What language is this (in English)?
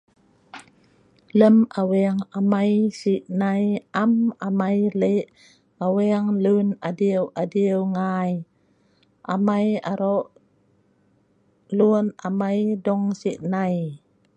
Sa'ban